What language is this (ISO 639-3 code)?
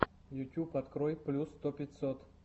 rus